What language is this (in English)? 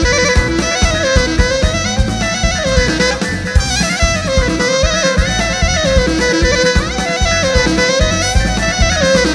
Greek